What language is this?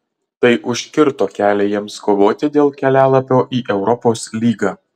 Lithuanian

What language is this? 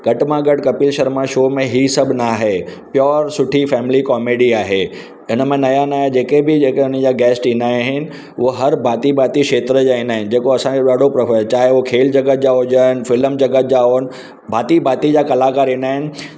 Sindhi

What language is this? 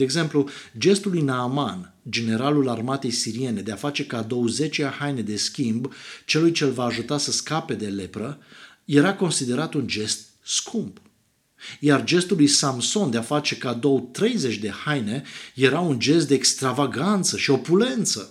Romanian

